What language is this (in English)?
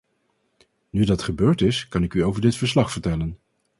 Dutch